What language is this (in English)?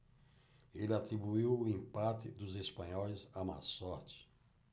Portuguese